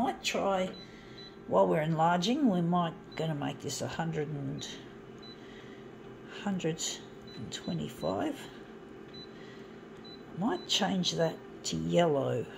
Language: English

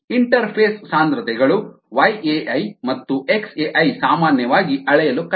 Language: Kannada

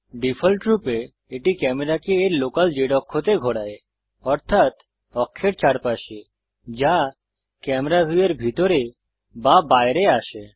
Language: Bangla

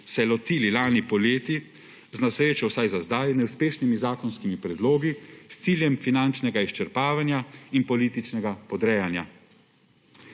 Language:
Slovenian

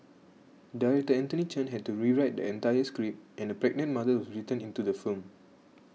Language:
English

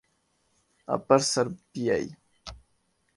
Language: Urdu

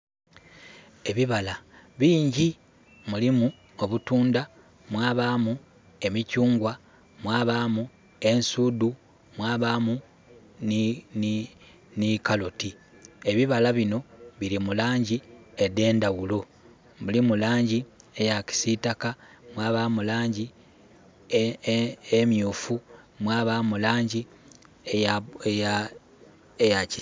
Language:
Soga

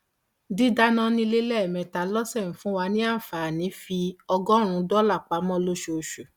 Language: Yoruba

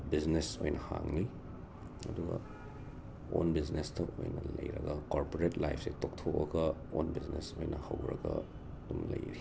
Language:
Manipuri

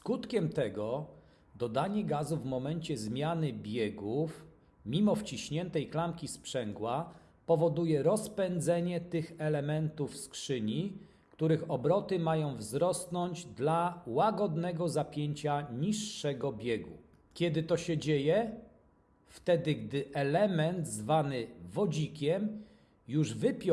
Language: Polish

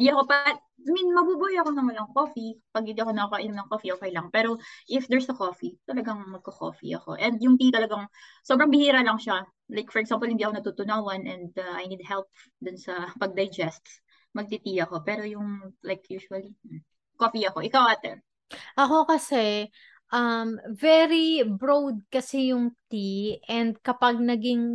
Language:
Filipino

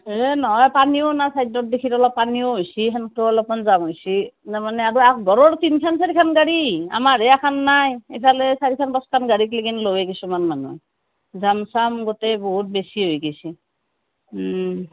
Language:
Assamese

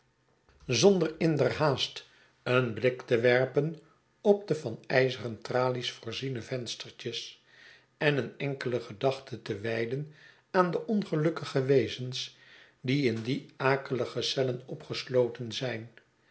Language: Dutch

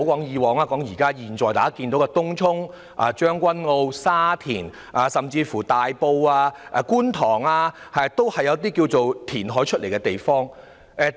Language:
Cantonese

